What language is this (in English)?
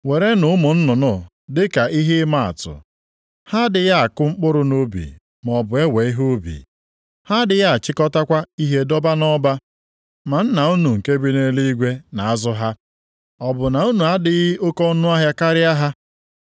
Igbo